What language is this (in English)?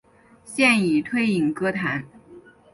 Chinese